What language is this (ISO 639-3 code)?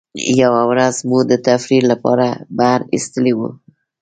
pus